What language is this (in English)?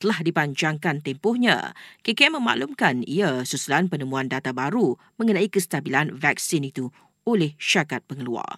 Malay